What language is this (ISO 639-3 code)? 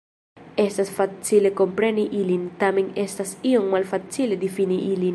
epo